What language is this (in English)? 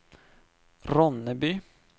Swedish